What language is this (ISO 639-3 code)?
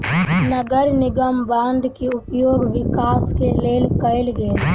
mai